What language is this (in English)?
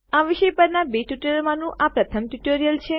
Gujarati